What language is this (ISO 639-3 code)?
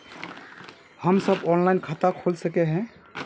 mag